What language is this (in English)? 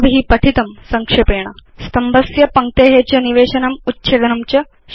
Sanskrit